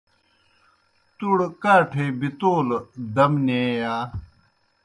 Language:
Kohistani Shina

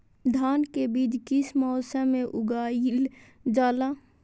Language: Magahi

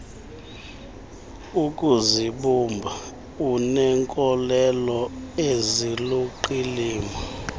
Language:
Xhosa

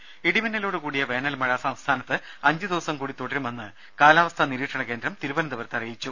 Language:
Malayalam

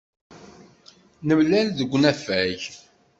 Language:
Kabyle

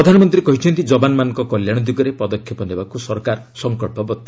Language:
Odia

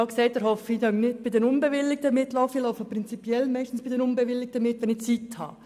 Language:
Swiss German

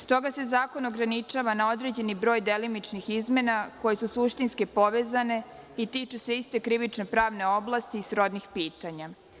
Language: Serbian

